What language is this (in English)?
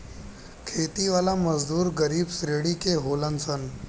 Bhojpuri